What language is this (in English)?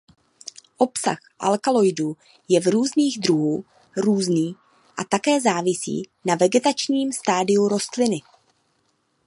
Czech